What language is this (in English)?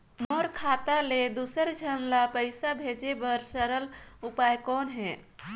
Chhattisgarhi